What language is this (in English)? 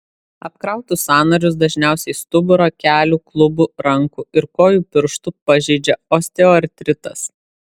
Lithuanian